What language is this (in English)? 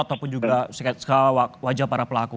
Indonesian